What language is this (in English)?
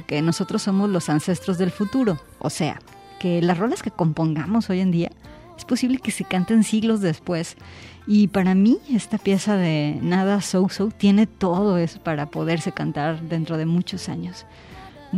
Spanish